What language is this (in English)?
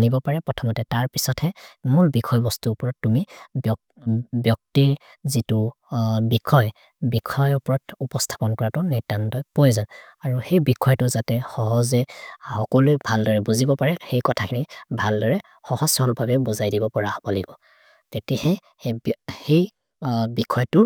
Maria (India)